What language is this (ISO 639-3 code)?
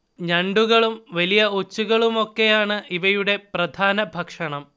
mal